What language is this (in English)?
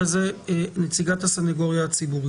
Hebrew